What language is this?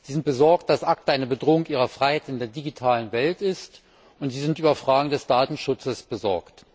German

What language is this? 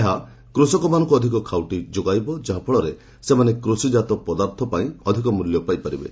Odia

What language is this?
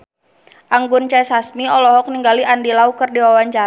Sundanese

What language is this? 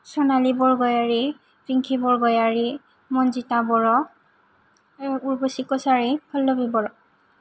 Bodo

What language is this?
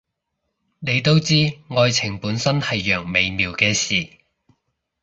Cantonese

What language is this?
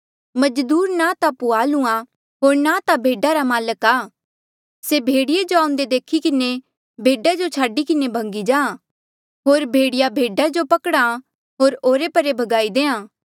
Mandeali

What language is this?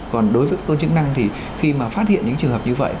Vietnamese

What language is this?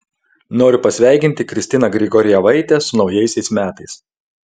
Lithuanian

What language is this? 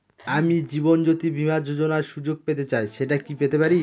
Bangla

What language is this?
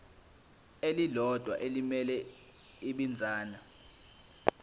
Zulu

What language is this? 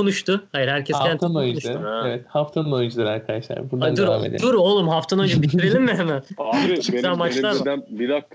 Turkish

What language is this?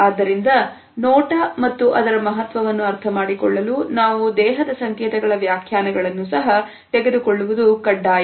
Kannada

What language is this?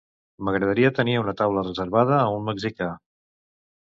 Catalan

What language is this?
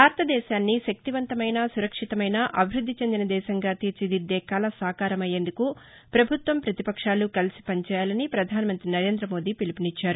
Telugu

